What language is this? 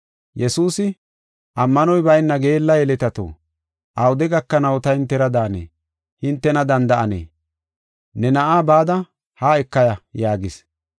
Gofa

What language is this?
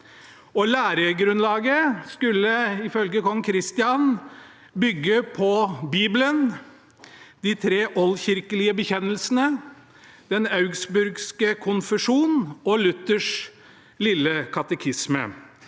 Norwegian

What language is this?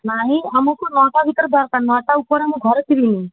Odia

